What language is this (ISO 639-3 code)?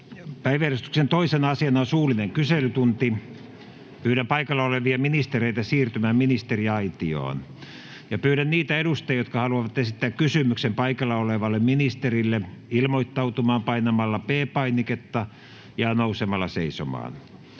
fin